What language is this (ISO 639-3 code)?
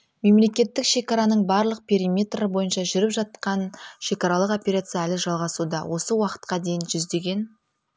kaz